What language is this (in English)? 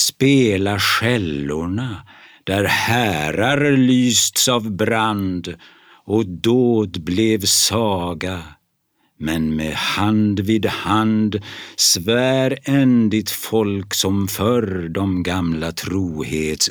Swedish